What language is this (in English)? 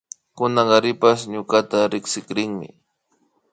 Imbabura Highland Quichua